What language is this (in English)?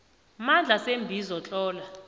South Ndebele